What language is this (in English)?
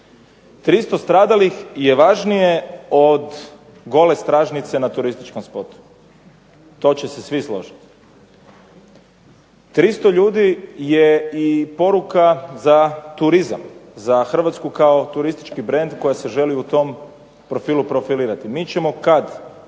Croatian